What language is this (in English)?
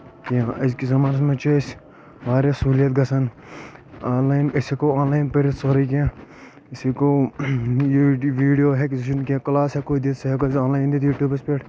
Kashmiri